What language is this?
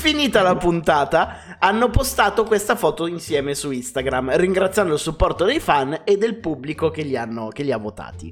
Italian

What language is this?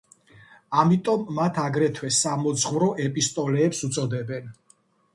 Georgian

